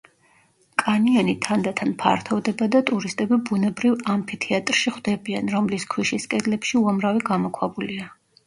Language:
Georgian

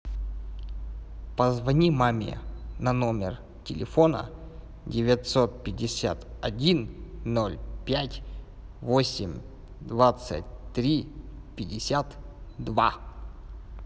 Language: Russian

